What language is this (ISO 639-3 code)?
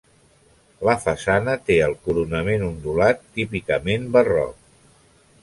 cat